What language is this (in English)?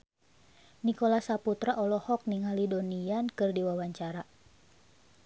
Sundanese